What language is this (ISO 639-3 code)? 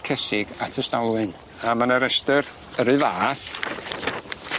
cym